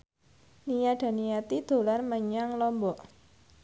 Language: Javanese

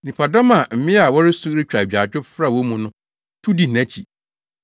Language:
Akan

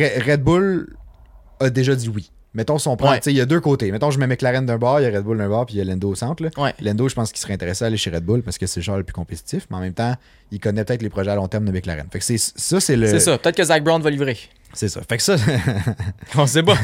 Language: French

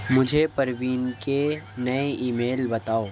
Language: Urdu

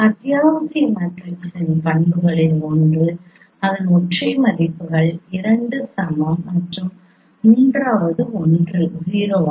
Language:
Tamil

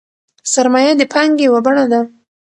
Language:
Pashto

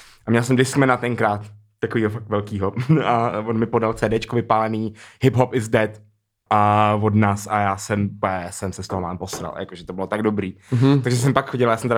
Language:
Czech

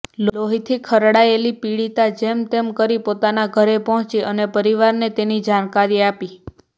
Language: Gujarati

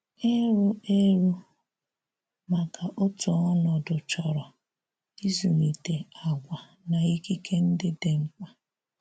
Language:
Igbo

